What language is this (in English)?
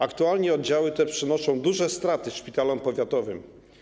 Polish